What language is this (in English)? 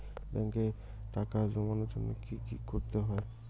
Bangla